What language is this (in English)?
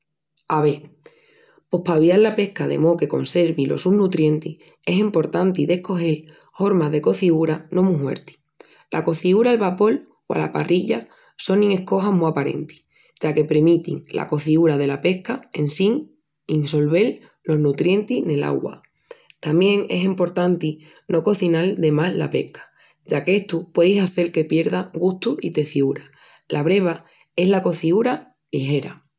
Extremaduran